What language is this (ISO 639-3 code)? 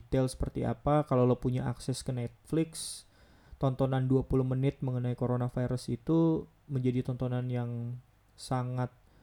ind